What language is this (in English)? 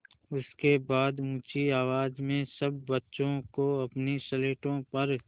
Hindi